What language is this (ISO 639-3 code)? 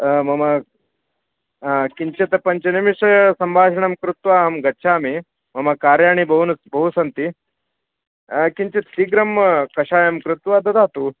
san